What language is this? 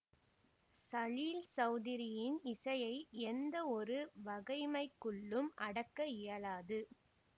Tamil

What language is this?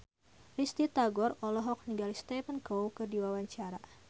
Sundanese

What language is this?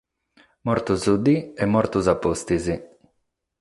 Sardinian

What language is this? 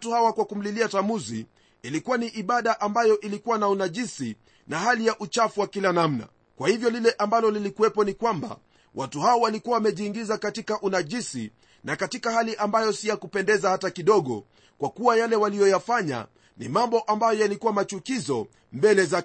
Swahili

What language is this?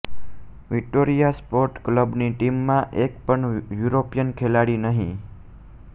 Gujarati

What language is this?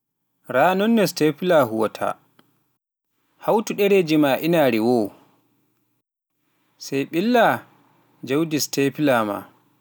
Pular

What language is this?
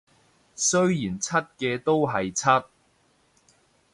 Cantonese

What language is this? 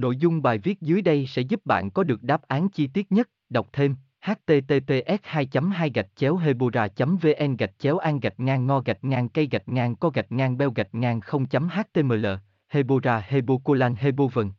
Vietnamese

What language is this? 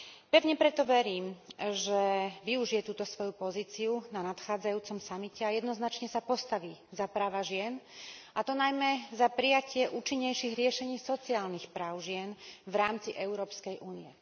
Slovak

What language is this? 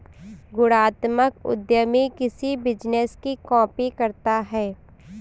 Hindi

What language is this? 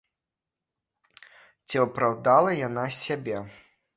Belarusian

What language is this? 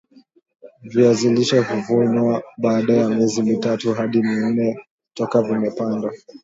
Swahili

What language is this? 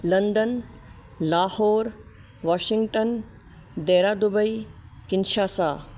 Sindhi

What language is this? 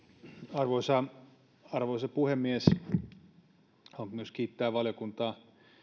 Finnish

